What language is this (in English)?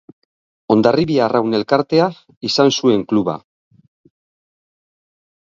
Basque